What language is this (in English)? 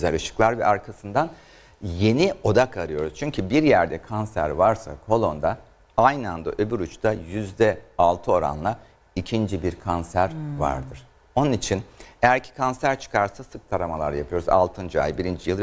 Turkish